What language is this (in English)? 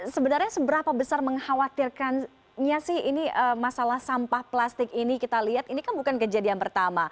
Indonesian